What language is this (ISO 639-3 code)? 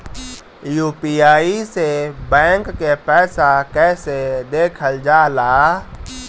bho